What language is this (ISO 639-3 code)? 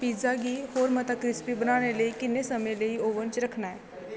doi